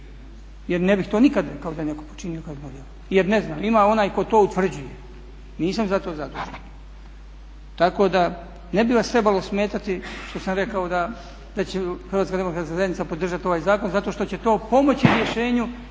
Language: Croatian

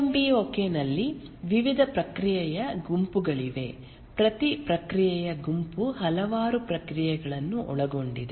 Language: Kannada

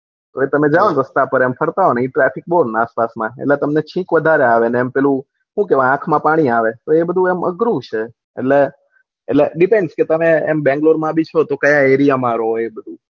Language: Gujarati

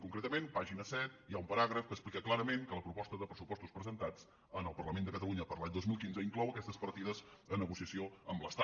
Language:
Catalan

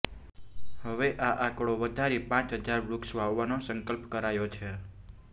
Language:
Gujarati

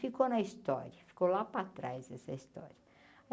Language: Portuguese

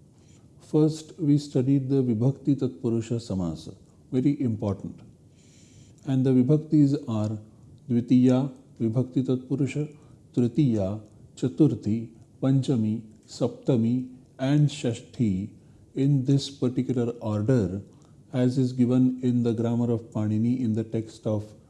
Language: English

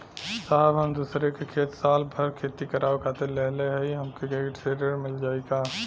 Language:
Bhojpuri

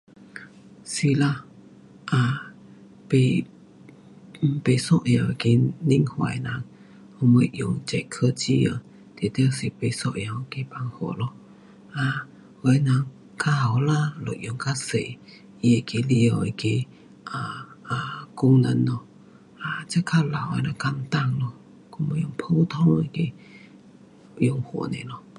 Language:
Pu-Xian Chinese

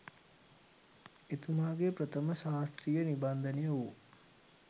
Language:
Sinhala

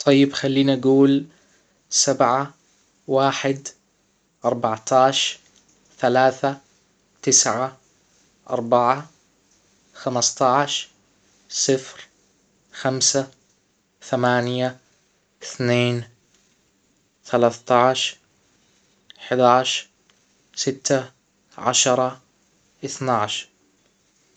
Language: Hijazi Arabic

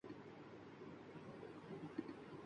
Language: Urdu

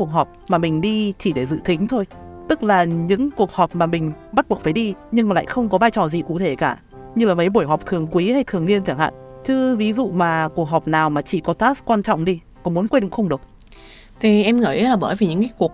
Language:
Vietnamese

